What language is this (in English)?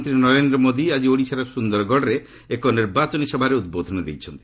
Odia